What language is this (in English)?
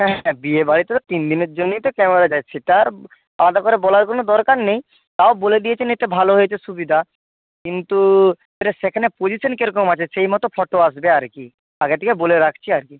Bangla